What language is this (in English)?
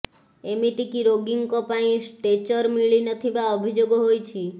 Odia